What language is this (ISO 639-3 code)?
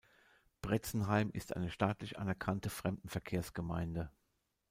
deu